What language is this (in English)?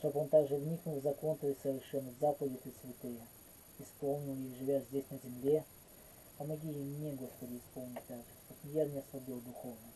Russian